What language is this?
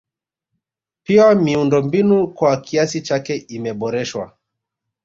Swahili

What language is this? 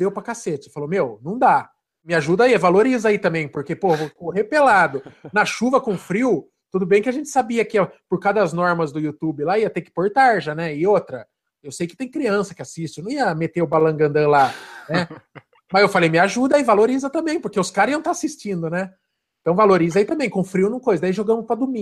Portuguese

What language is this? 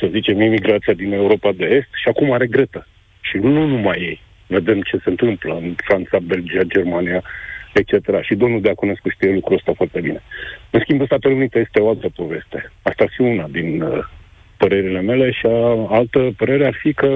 Romanian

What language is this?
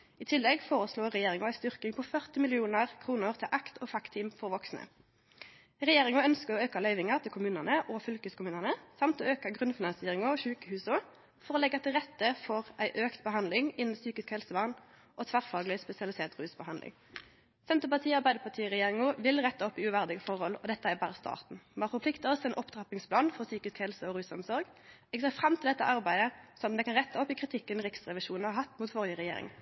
Norwegian Nynorsk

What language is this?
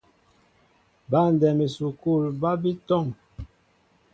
Mbo (Cameroon)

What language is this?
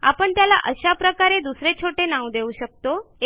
Marathi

